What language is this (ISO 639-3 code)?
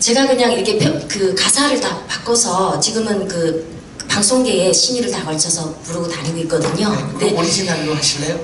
kor